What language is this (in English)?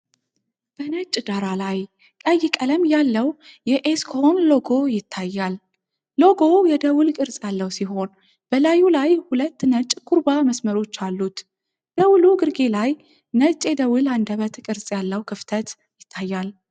Amharic